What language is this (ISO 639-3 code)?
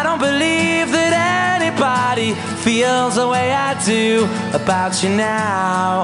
ita